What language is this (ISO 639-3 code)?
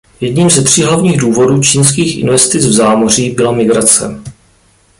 ces